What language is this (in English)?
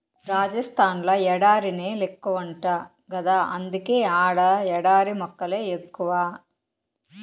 Telugu